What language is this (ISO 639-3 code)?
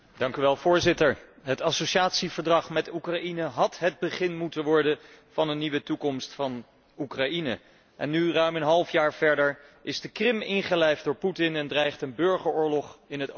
nld